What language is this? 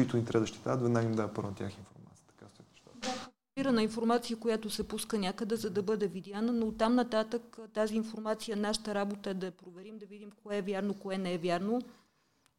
Bulgarian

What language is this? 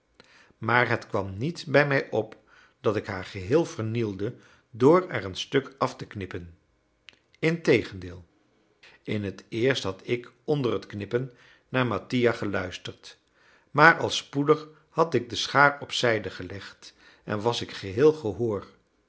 Dutch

